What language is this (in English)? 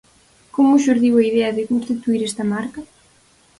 Galician